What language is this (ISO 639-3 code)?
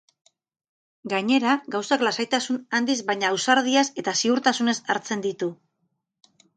eus